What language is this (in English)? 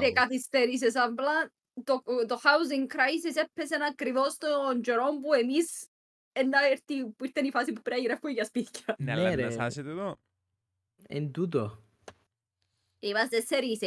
Greek